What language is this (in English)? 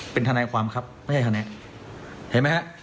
Thai